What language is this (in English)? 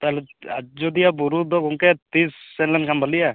Santali